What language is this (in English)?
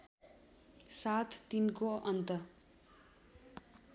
Nepali